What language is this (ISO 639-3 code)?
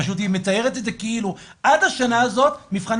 heb